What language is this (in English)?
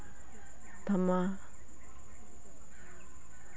Santali